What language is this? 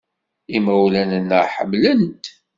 Kabyle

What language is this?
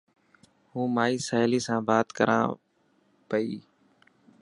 Dhatki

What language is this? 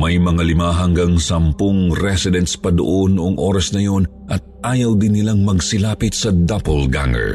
Filipino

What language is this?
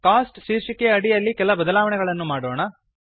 Kannada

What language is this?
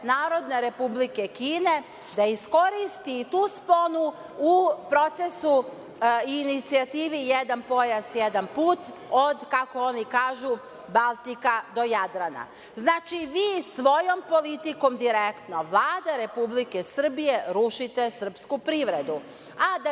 Serbian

